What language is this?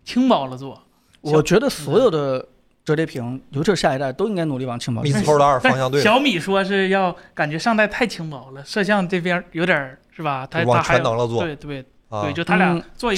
Chinese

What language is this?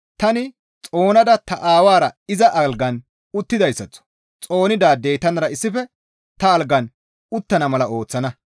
Gamo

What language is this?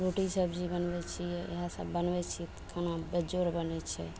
Maithili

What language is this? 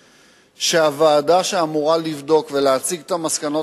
Hebrew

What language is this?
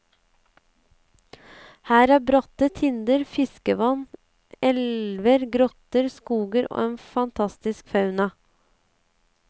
Norwegian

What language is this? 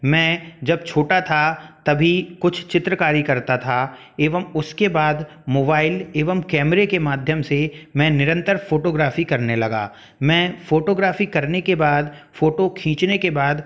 Hindi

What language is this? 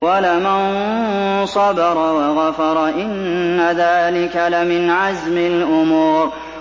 Arabic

